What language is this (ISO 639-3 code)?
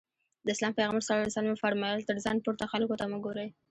pus